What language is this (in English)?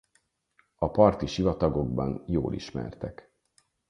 Hungarian